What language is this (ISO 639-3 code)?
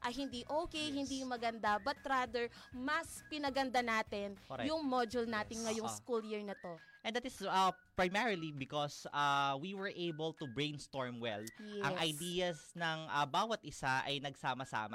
fil